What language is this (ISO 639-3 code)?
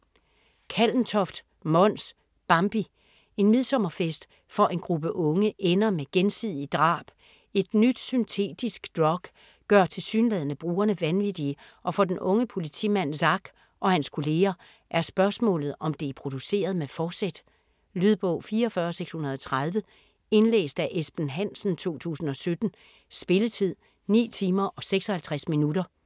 dan